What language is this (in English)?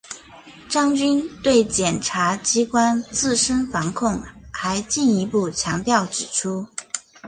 Chinese